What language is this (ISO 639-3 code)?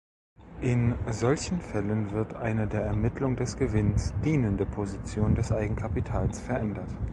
deu